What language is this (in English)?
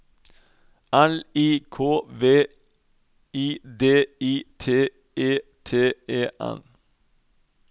Norwegian